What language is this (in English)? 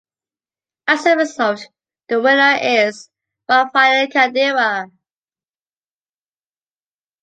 English